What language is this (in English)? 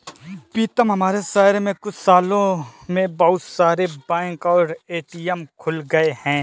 Hindi